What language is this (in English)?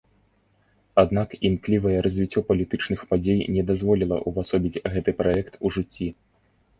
Belarusian